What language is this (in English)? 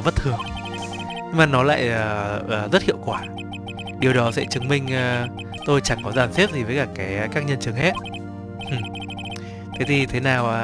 Vietnamese